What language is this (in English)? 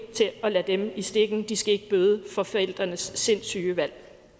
Danish